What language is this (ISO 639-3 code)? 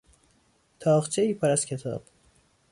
fas